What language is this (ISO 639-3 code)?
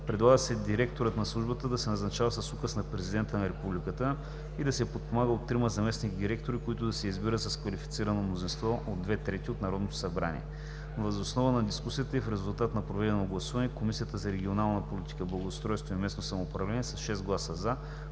bul